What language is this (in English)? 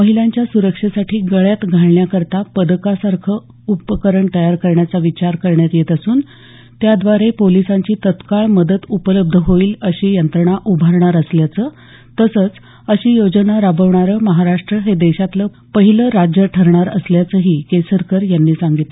Marathi